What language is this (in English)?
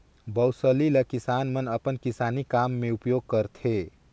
Chhattisgarhi